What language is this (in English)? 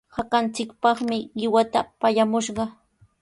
Sihuas Ancash Quechua